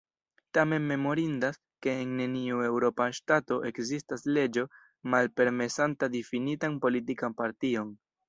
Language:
Esperanto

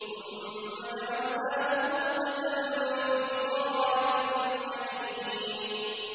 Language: Arabic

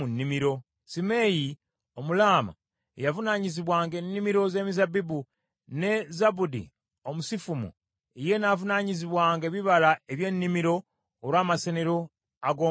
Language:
Ganda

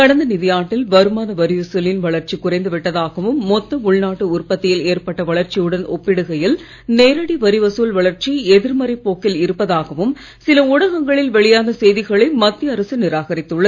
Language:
Tamil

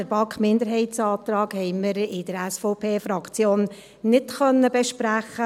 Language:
Swiss German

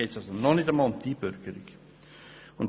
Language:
Swiss German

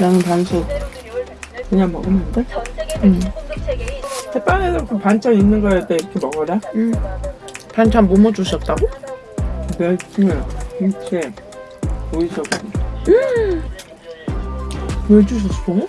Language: Korean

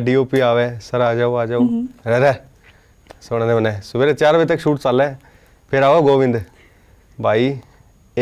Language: Punjabi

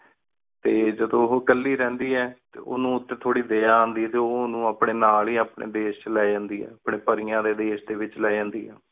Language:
Punjabi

